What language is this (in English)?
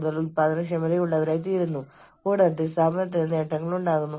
Malayalam